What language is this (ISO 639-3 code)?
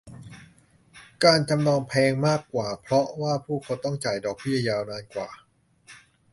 tha